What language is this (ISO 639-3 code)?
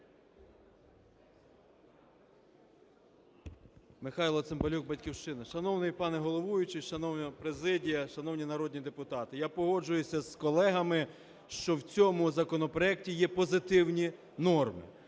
ukr